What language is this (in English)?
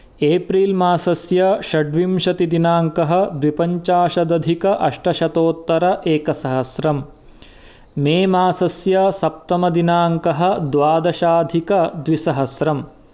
Sanskrit